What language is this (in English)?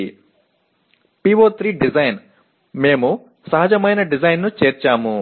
Telugu